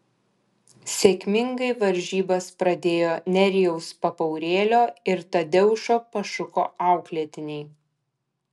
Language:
Lithuanian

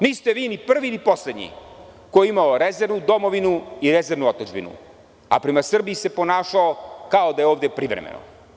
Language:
Serbian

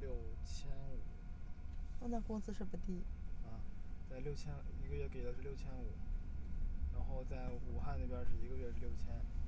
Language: Chinese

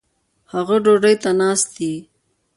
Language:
Pashto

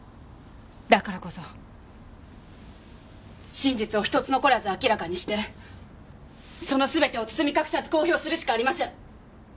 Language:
Japanese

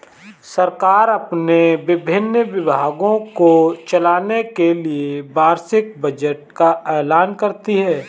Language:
Hindi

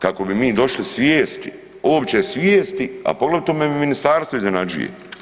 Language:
Croatian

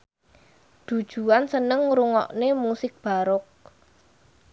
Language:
Javanese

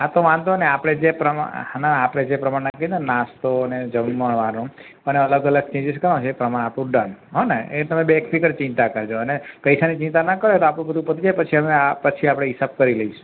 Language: Gujarati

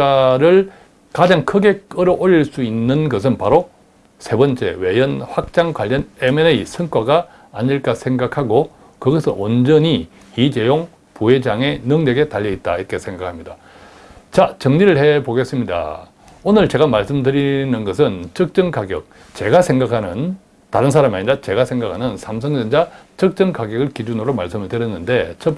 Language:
Korean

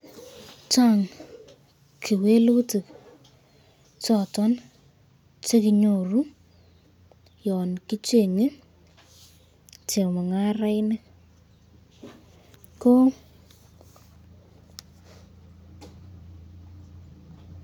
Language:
Kalenjin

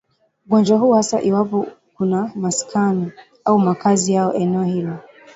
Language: Swahili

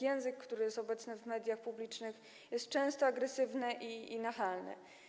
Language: Polish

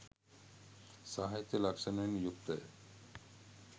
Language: Sinhala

